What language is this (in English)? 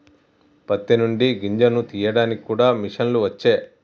Telugu